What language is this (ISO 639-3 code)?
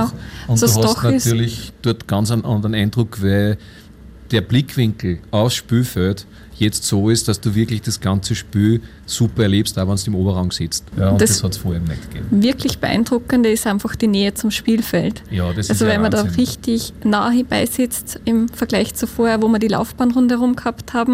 deu